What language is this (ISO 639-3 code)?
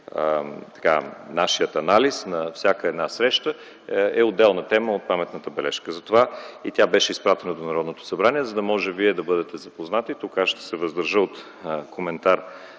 bul